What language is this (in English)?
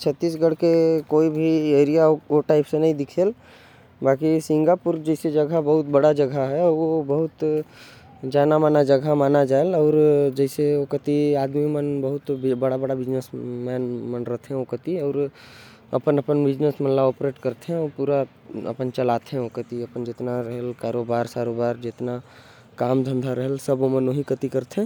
Korwa